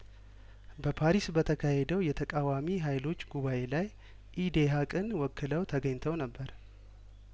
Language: Amharic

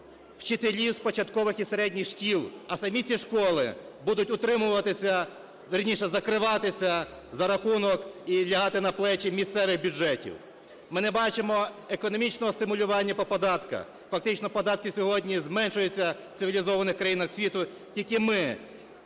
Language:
Ukrainian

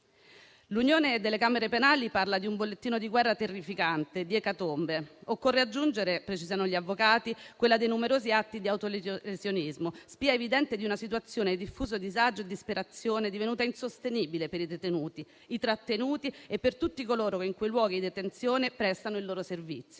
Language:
Italian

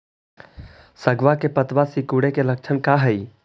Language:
Magahi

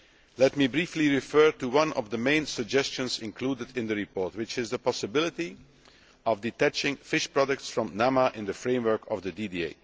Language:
English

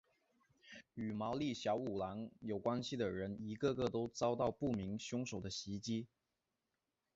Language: Chinese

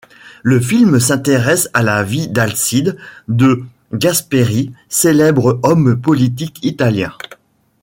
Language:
French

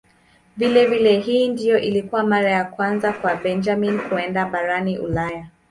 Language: Swahili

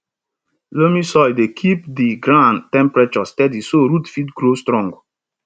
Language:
Nigerian Pidgin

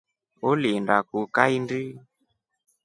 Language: Rombo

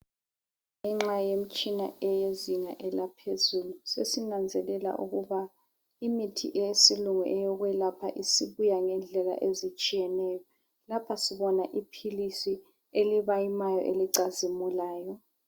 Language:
North Ndebele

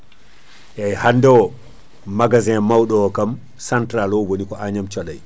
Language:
Fula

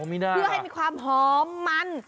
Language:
Thai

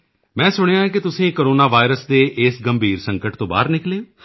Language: Punjabi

